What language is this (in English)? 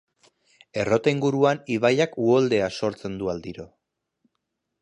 Basque